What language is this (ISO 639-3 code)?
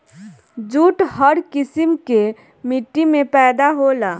bho